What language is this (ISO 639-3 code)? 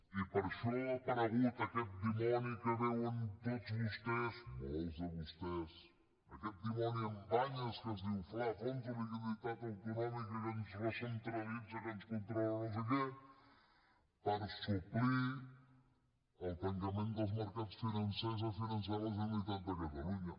cat